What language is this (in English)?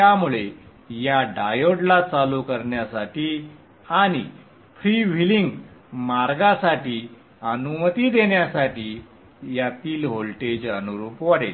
Marathi